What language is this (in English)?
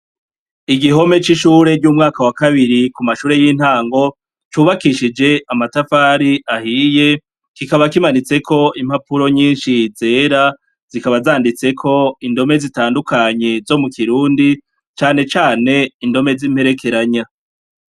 Rundi